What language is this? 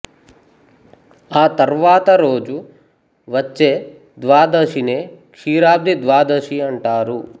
Telugu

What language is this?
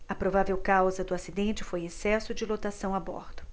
Portuguese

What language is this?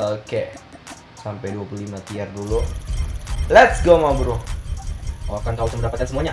Indonesian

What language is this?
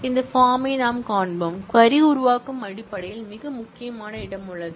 Tamil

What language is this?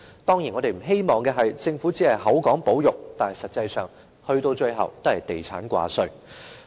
Cantonese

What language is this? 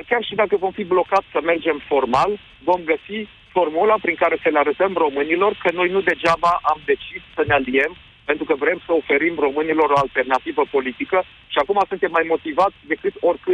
Romanian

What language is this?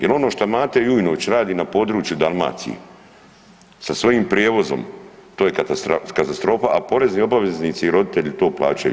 Croatian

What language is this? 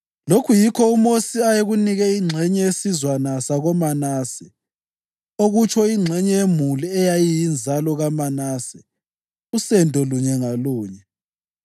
North Ndebele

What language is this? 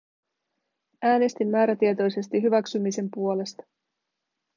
Finnish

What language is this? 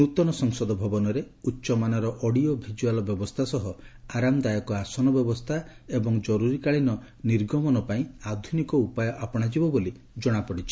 Odia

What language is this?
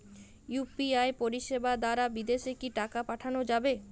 Bangla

